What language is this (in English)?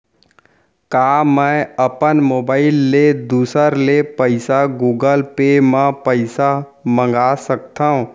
Chhattisgarhi